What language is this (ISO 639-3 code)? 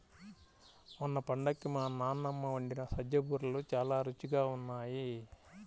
tel